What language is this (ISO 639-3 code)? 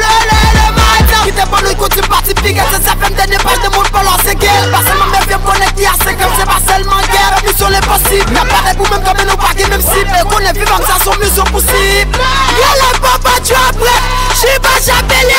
tha